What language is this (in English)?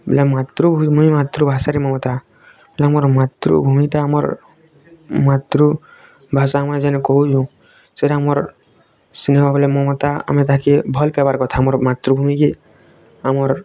Odia